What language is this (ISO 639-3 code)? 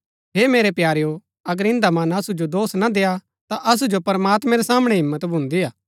gbk